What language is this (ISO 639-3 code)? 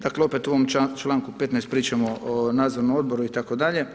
hrv